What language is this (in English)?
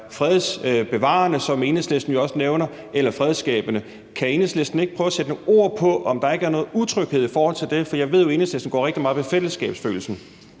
Danish